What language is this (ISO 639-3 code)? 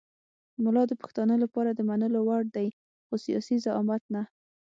pus